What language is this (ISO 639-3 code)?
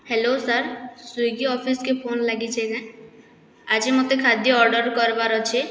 ori